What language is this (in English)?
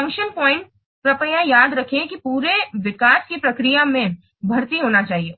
Hindi